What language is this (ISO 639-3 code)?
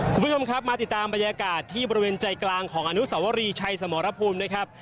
tha